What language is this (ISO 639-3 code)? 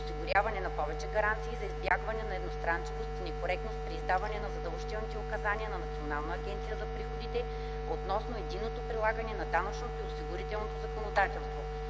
bul